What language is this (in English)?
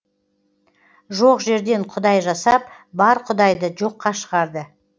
Kazakh